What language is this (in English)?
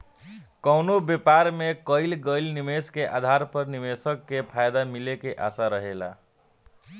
Bhojpuri